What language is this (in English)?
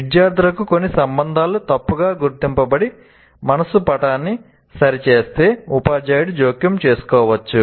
Telugu